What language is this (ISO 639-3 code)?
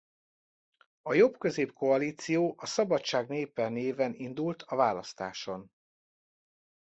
hun